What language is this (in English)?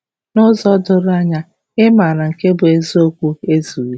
Igbo